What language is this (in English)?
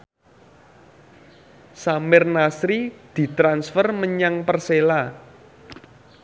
Javanese